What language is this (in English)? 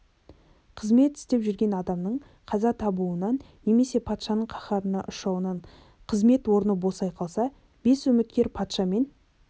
Kazakh